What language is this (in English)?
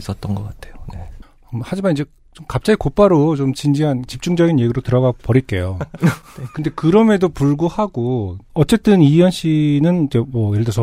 Korean